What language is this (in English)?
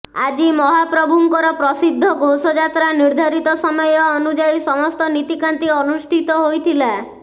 Odia